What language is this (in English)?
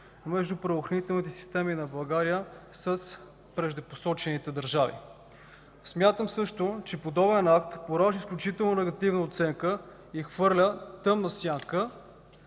Bulgarian